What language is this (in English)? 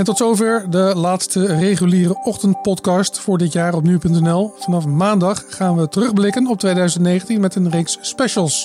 Dutch